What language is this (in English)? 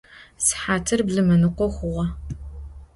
Adyghe